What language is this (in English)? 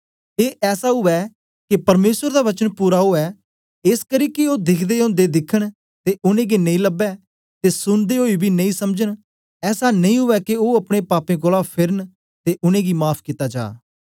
Dogri